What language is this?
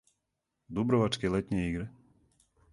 Serbian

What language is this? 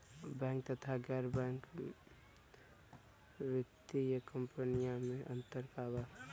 Bhojpuri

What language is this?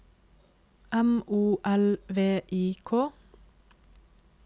Norwegian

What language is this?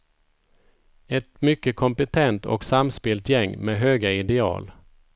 Swedish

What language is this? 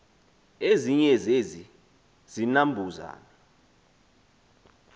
Xhosa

